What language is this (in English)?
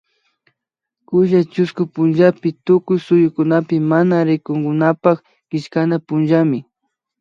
Imbabura Highland Quichua